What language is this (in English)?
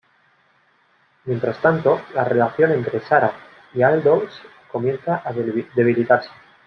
Spanish